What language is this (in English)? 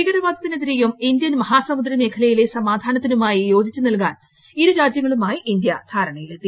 Malayalam